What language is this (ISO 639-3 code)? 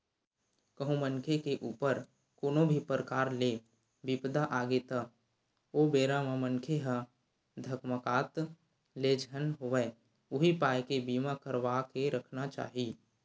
hne